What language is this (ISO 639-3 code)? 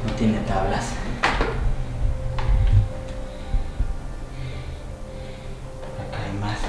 spa